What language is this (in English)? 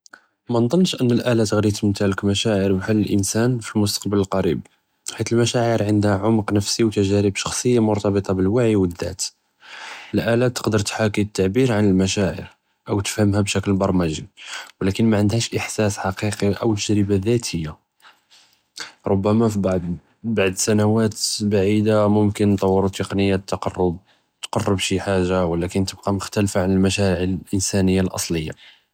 Judeo-Arabic